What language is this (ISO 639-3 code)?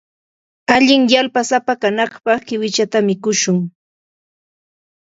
qxt